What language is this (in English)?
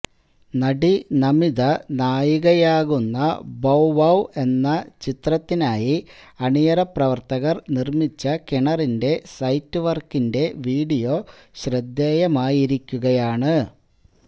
Malayalam